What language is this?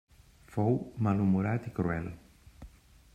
Catalan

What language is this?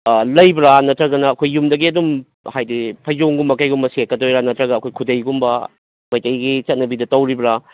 Manipuri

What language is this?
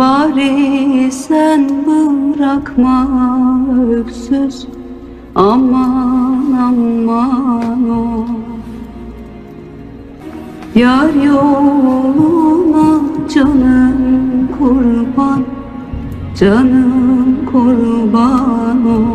Turkish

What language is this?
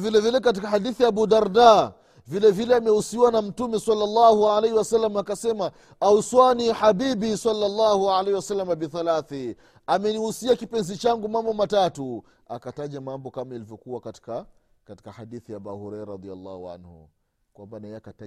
Swahili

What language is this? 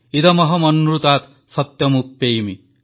Odia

